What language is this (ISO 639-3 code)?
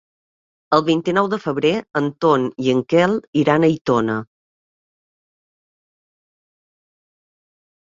cat